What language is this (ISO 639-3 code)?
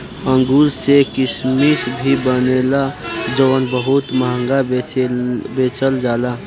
bho